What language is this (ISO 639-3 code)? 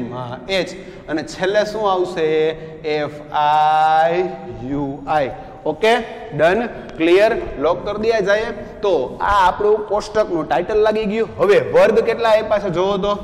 hin